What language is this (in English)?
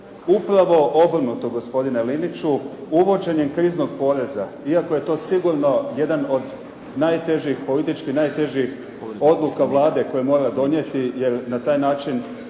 Croatian